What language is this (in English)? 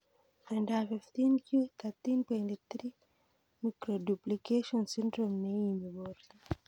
Kalenjin